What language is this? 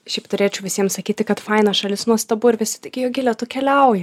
Lithuanian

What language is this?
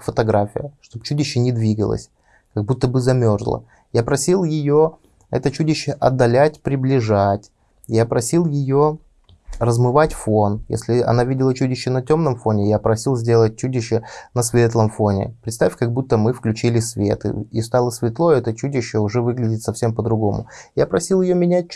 Russian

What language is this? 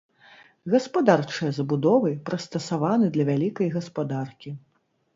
Belarusian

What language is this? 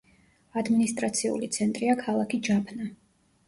Georgian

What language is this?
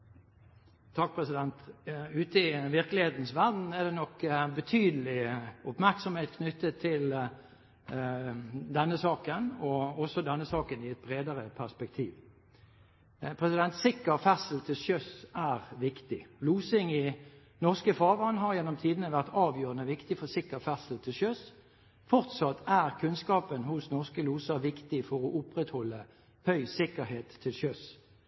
Norwegian Bokmål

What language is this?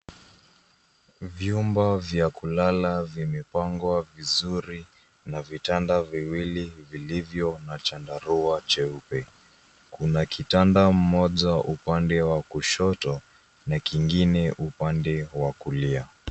Swahili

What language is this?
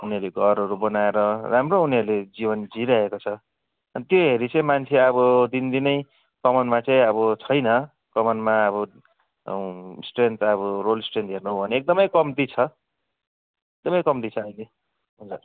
Nepali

